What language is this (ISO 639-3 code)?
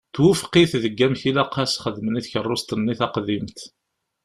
kab